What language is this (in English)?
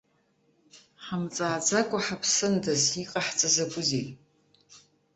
Abkhazian